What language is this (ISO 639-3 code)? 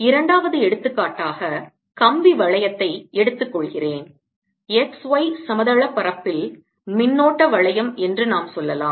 tam